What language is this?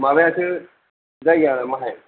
Bodo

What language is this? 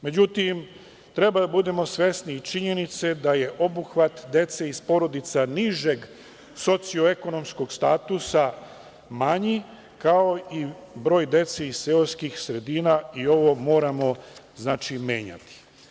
Serbian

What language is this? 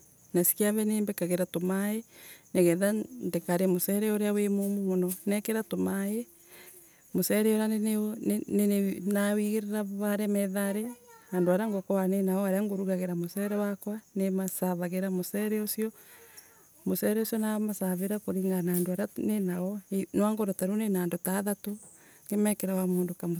Embu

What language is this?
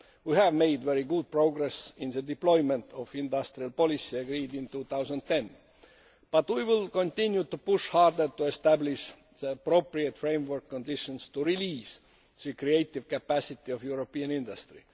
English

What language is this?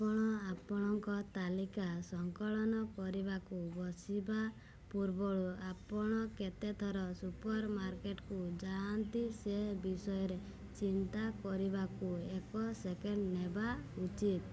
Odia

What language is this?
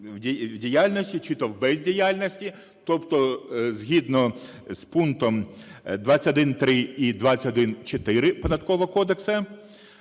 Ukrainian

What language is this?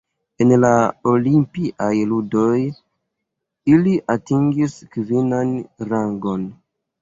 Esperanto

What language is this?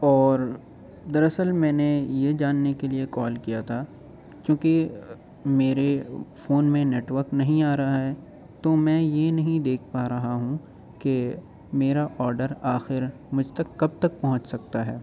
Urdu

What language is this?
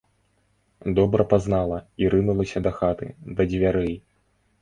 Belarusian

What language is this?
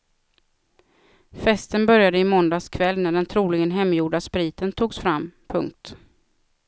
Swedish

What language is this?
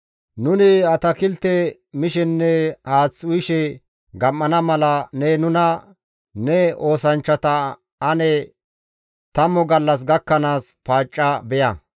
Gamo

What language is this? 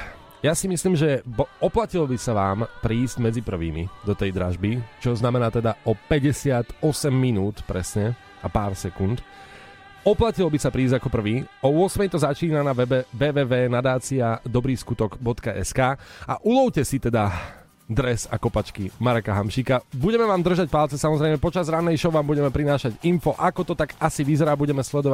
Slovak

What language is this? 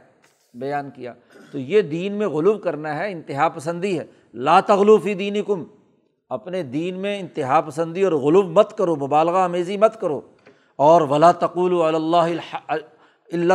Urdu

